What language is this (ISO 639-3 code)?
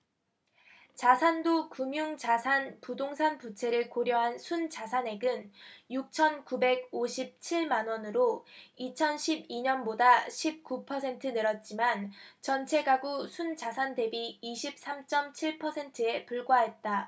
kor